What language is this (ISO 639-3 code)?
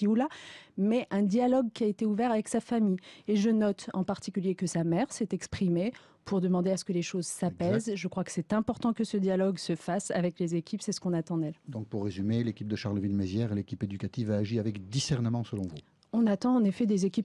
fra